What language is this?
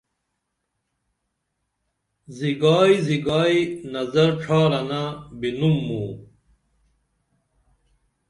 Dameli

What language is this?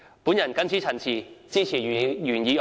Cantonese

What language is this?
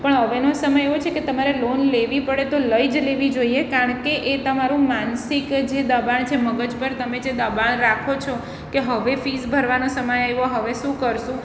Gujarati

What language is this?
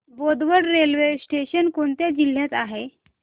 Marathi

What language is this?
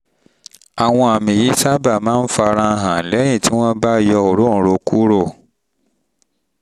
Yoruba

